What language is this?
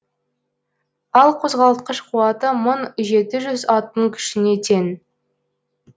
Kazakh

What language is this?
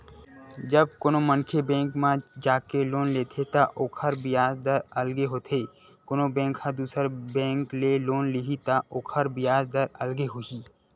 Chhattisgarhi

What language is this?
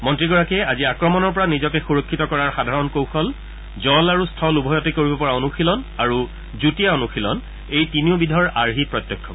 Assamese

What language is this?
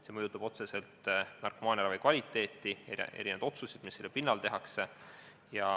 Estonian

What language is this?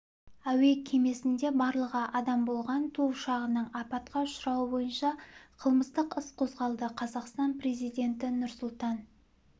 Kazakh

